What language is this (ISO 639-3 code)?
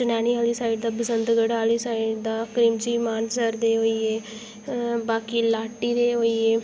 doi